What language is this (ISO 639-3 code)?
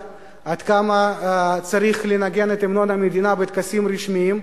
heb